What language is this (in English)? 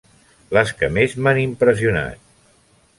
Catalan